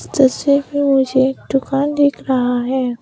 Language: Hindi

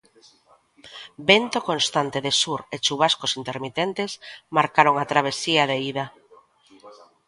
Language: Galician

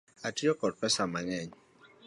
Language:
Luo (Kenya and Tanzania)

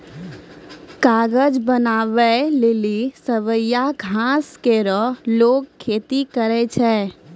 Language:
Maithili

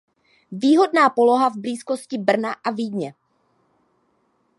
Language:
Czech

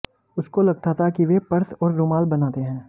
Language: Hindi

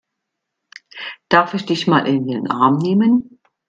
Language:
German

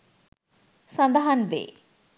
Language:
Sinhala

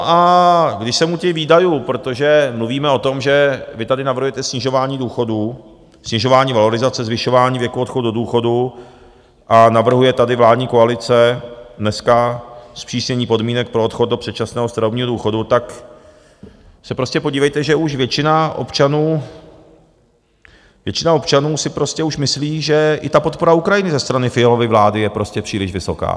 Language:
Czech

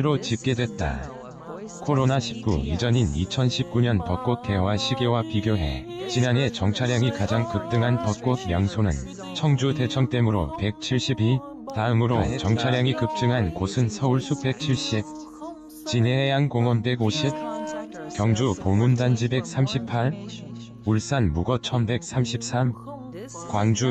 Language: Korean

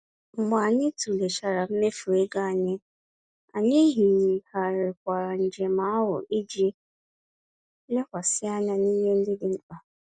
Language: Igbo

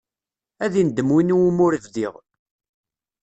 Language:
Kabyle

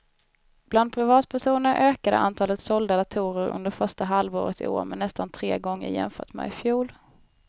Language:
Swedish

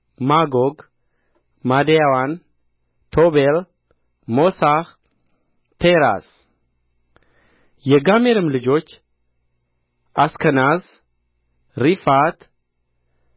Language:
Amharic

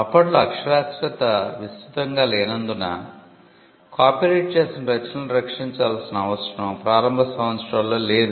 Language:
Telugu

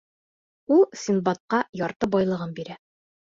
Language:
Bashkir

